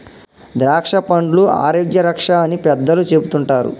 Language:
Telugu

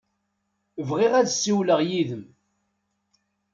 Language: Kabyle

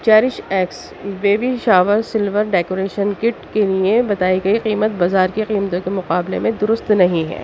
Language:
Urdu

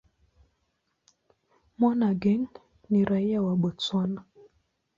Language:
Swahili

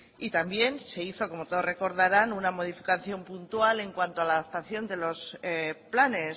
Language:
Spanish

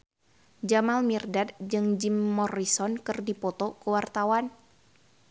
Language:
Sundanese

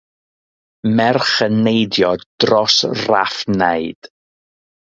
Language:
Welsh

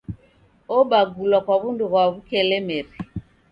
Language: Taita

